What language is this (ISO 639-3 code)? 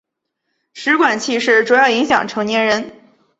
zho